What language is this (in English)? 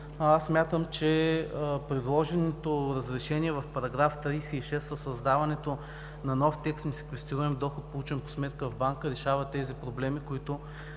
Bulgarian